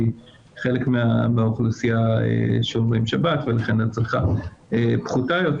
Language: Hebrew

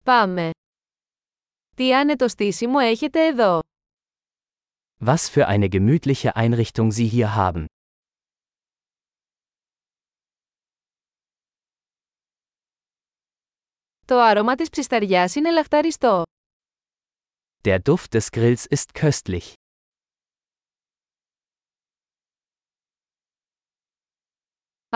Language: Greek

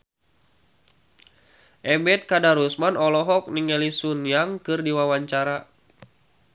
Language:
Sundanese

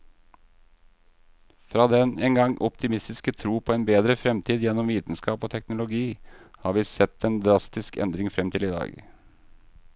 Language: Norwegian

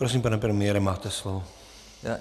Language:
Czech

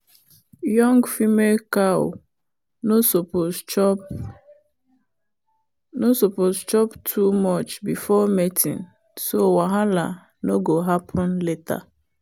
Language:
Nigerian Pidgin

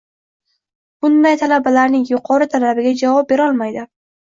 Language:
Uzbek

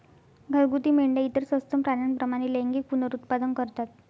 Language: Marathi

